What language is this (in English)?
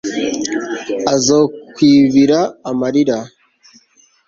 Kinyarwanda